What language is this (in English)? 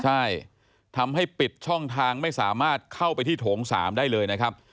Thai